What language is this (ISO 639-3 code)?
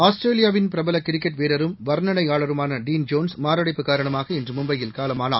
tam